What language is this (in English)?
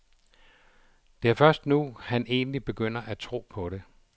Danish